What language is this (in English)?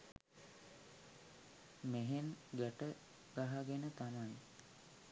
Sinhala